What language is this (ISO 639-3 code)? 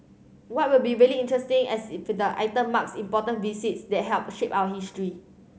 eng